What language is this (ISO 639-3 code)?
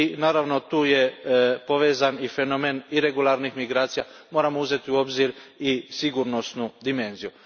hrv